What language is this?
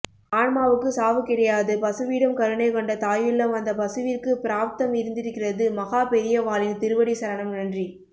Tamil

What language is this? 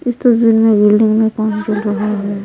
Hindi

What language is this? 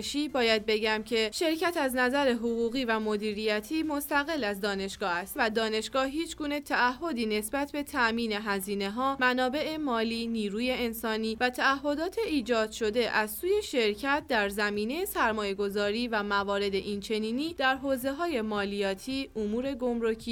Persian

